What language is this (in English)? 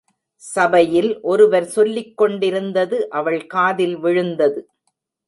Tamil